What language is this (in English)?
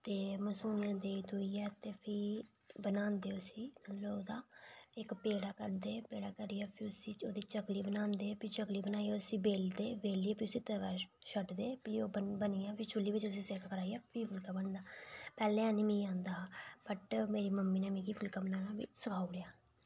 Dogri